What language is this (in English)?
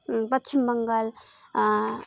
Nepali